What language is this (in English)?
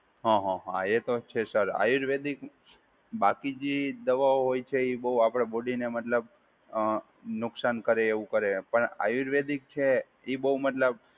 Gujarati